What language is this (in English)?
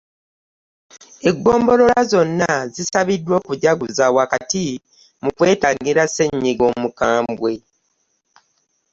Ganda